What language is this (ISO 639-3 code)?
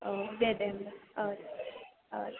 brx